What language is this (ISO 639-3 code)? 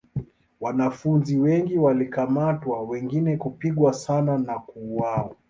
swa